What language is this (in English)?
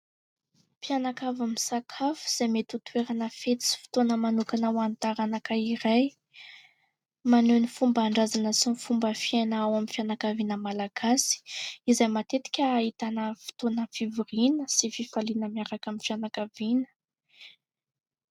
Malagasy